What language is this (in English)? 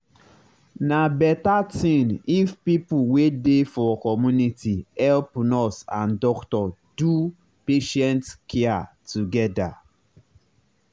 Nigerian Pidgin